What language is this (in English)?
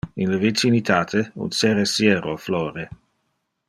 Interlingua